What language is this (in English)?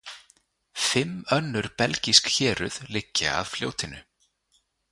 Icelandic